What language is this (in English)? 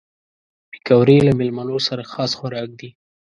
Pashto